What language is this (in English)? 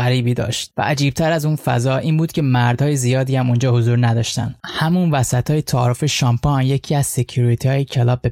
Persian